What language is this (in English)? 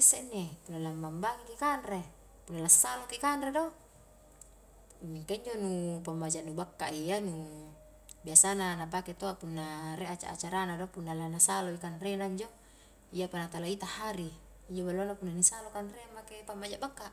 Highland Konjo